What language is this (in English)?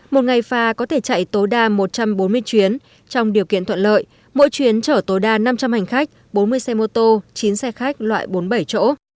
Vietnamese